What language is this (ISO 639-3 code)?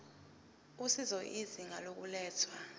zul